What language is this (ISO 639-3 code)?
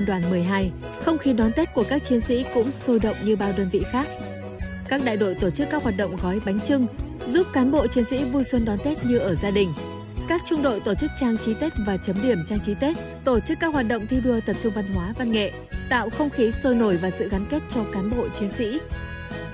vie